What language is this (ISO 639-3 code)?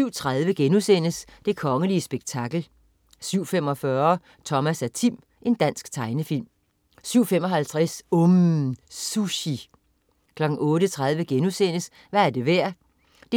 dan